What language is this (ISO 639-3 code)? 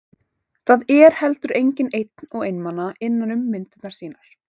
isl